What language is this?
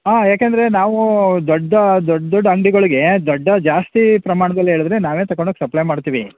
Kannada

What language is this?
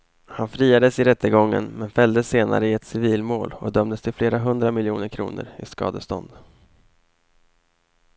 Swedish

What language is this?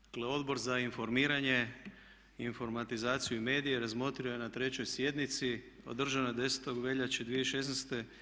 Croatian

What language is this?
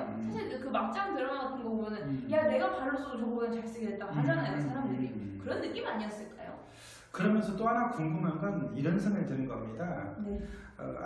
Korean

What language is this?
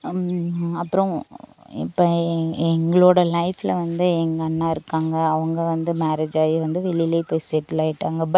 Tamil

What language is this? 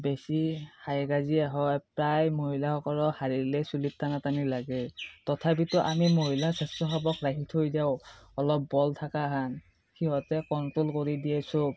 Assamese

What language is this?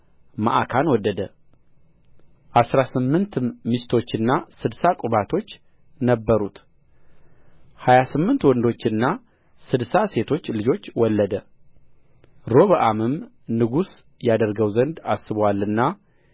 Amharic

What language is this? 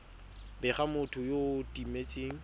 Tswana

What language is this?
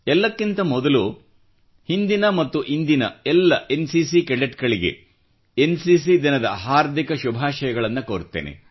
Kannada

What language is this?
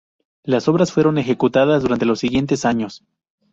Spanish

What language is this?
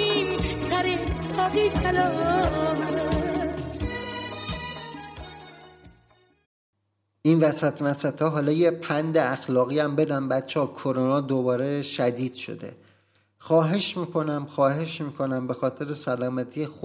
Persian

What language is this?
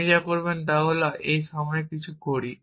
Bangla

